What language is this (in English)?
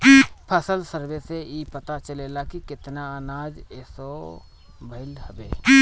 Bhojpuri